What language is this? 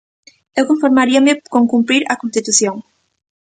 Galician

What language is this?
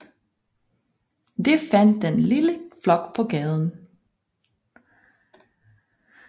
Danish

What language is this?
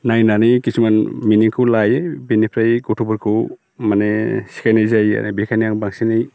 Bodo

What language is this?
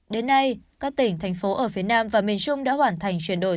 Vietnamese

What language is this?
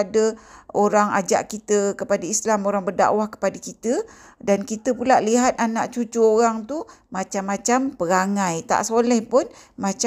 Malay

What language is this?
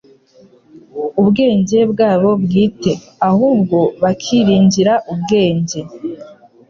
Kinyarwanda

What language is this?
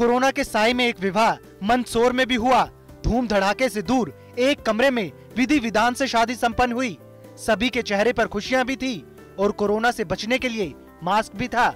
Hindi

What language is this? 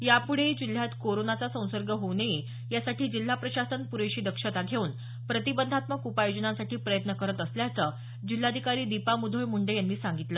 Marathi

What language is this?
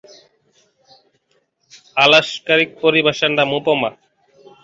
Bangla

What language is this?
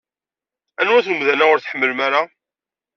Kabyle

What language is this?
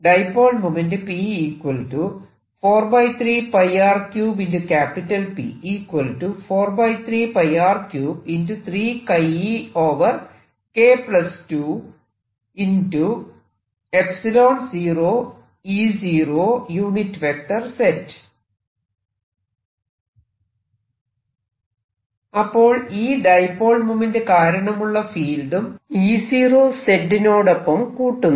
Malayalam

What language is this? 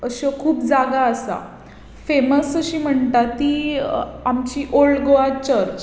Konkani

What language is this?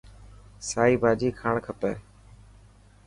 Dhatki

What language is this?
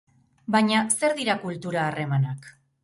Basque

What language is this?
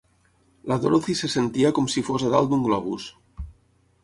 Catalan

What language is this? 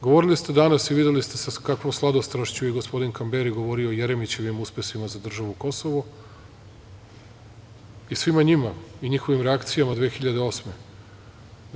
Serbian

